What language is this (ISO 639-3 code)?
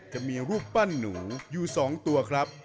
tha